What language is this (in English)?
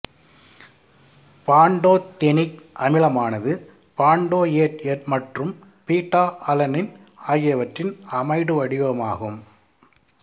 Tamil